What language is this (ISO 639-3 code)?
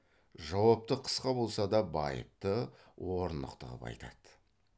kaz